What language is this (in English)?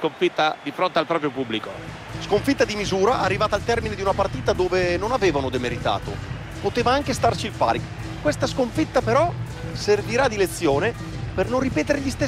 Italian